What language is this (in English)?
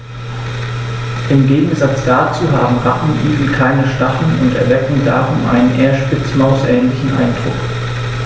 German